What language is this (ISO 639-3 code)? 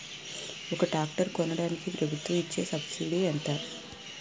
tel